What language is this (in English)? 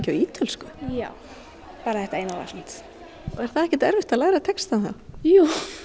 Icelandic